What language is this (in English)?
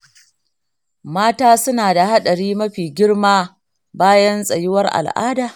Hausa